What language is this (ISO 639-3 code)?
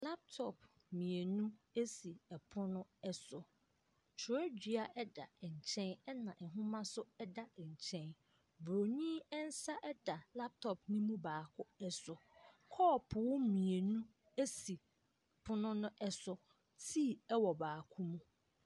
aka